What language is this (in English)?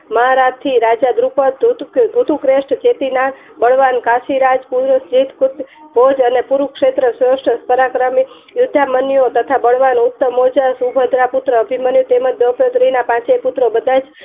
Gujarati